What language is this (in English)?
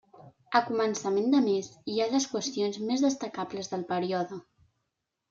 Catalan